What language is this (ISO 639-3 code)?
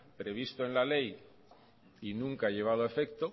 spa